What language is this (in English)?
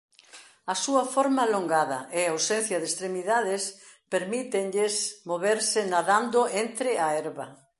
Galician